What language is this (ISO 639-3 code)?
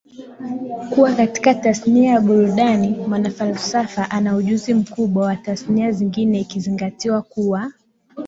swa